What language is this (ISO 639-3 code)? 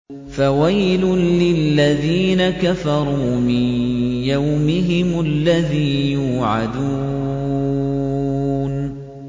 ara